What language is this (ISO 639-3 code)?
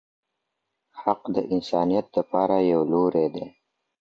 pus